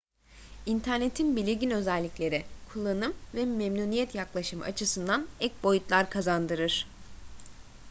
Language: Turkish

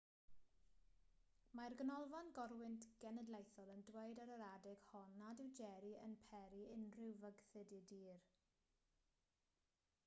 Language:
Welsh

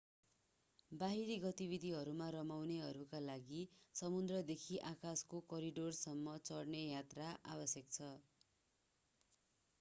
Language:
Nepali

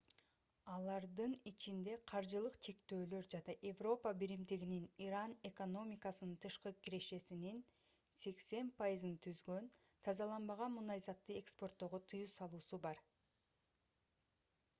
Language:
Kyrgyz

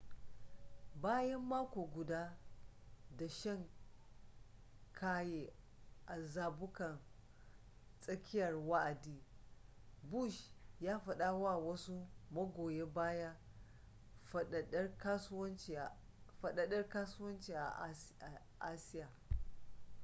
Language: Hausa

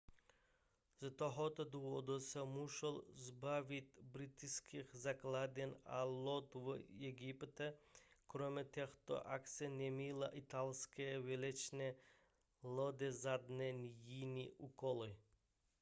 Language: Czech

